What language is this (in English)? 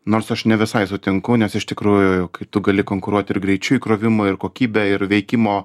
Lithuanian